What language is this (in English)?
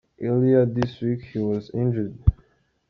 Kinyarwanda